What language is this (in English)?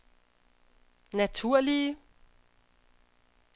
Danish